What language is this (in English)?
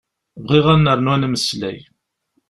Kabyle